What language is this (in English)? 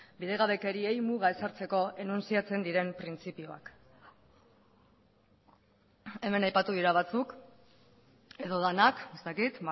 Basque